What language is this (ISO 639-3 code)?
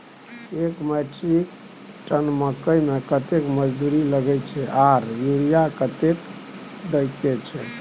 mai